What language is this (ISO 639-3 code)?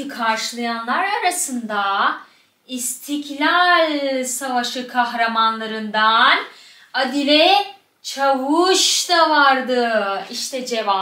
tur